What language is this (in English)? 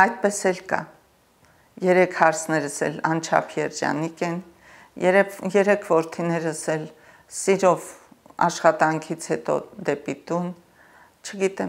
Romanian